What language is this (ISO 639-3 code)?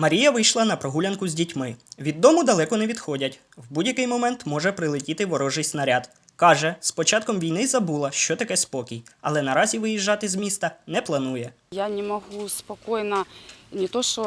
ukr